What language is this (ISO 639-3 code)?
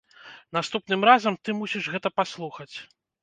bel